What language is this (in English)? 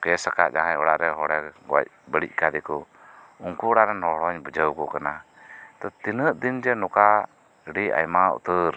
Santali